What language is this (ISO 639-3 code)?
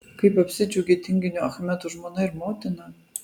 lit